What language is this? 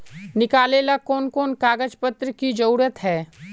Magahi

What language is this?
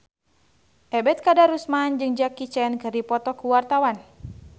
Sundanese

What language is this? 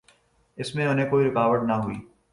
Urdu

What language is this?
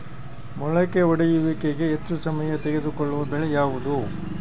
Kannada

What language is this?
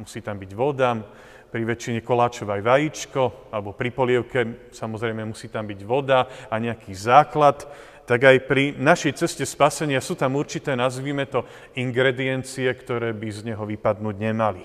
Slovak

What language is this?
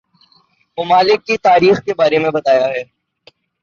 Urdu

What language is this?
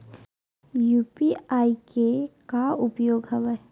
Chhattisgarhi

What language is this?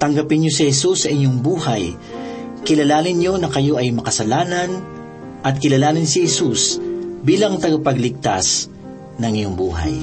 Filipino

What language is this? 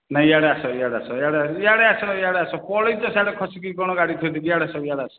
Odia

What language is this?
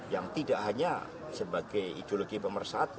Indonesian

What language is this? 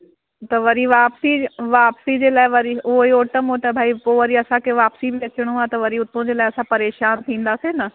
Sindhi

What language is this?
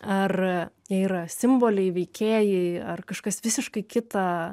Lithuanian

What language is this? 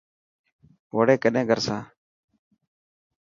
Dhatki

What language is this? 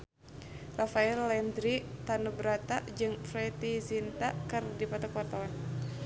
Sundanese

